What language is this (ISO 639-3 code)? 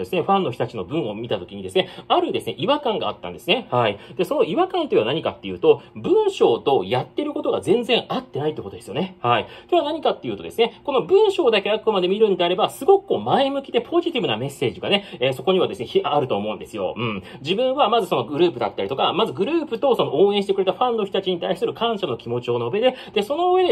jpn